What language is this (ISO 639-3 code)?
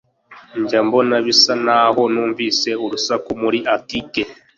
kin